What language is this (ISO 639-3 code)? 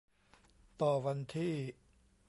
tha